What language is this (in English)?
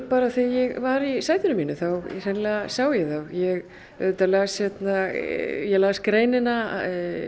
Icelandic